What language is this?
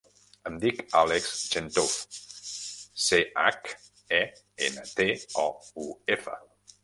Catalan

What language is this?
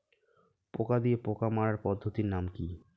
Bangla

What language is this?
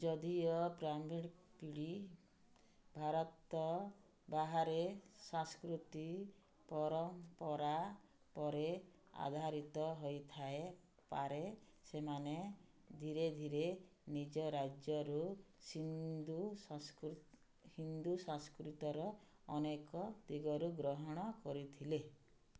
Odia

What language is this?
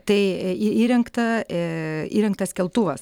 Lithuanian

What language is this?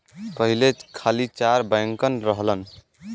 Bhojpuri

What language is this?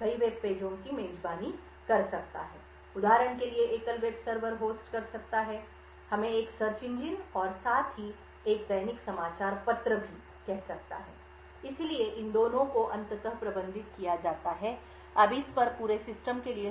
Hindi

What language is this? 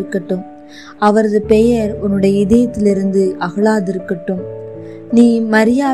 Tamil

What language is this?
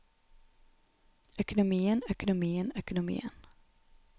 Norwegian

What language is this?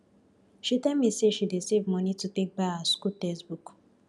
Nigerian Pidgin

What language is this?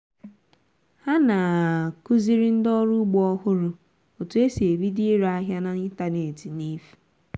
Igbo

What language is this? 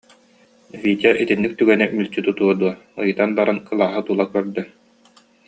Yakut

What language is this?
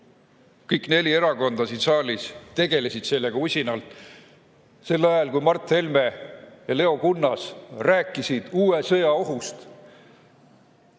Estonian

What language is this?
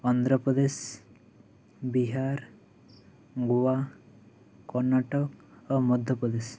Santali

